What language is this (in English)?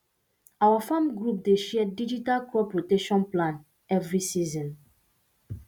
Nigerian Pidgin